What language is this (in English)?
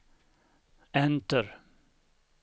Swedish